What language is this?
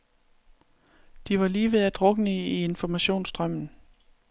Danish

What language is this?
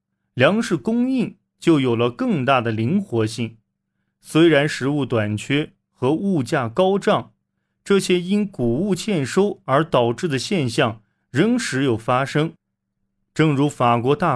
Chinese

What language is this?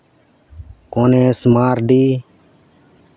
Santali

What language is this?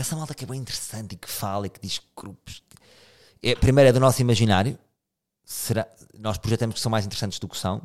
Portuguese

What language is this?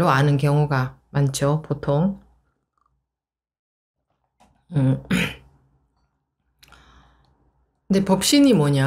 Korean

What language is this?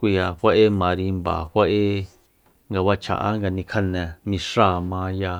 Soyaltepec Mazatec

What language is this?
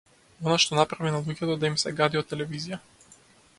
Macedonian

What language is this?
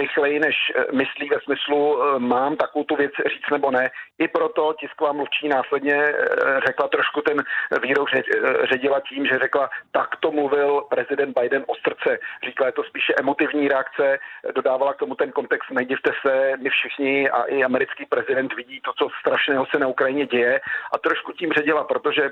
Czech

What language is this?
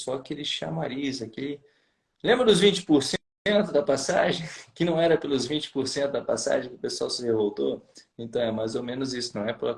Portuguese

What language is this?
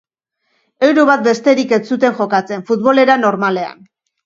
Basque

